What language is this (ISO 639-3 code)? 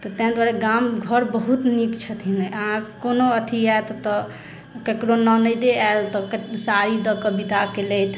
mai